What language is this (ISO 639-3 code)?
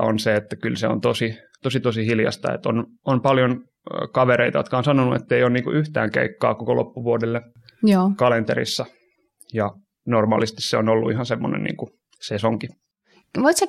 fin